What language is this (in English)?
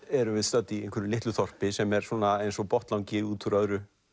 Icelandic